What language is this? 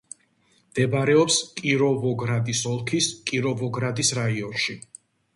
Georgian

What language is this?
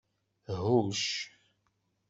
Kabyle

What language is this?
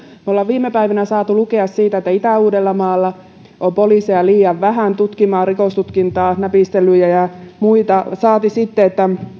Finnish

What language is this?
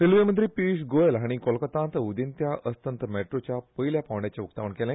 Konkani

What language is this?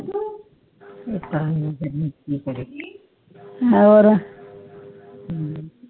Punjabi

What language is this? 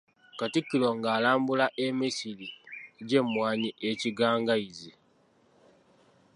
Ganda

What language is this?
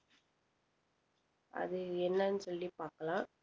Tamil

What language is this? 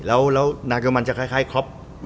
Thai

